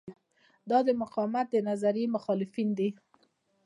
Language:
Pashto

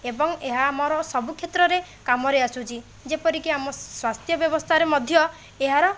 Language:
Odia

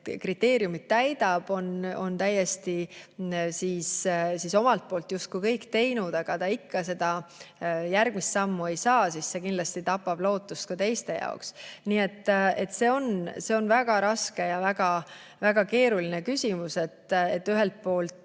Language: Estonian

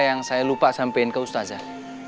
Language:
Indonesian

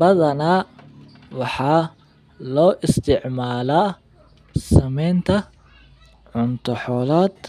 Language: Somali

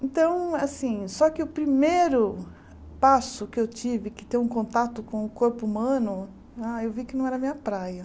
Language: Portuguese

